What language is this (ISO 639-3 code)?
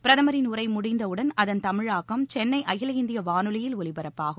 tam